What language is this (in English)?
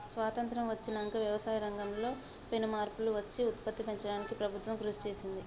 Telugu